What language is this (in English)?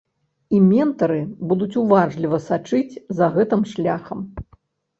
Belarusian